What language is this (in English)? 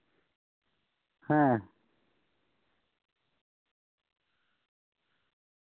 Santali